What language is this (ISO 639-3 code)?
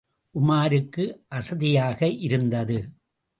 tam